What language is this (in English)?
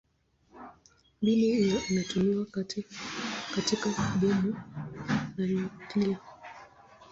Swahili